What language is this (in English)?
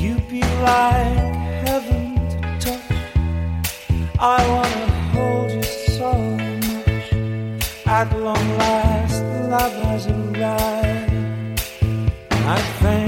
Korean